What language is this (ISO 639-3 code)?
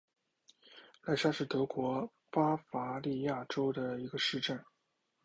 zho